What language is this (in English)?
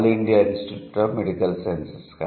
Telugu